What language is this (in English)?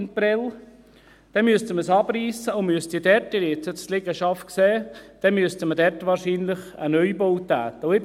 Swiss German